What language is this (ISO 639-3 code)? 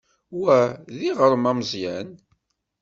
kab